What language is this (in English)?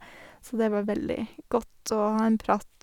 Norwegian